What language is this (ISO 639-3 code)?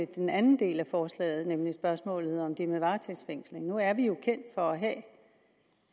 dan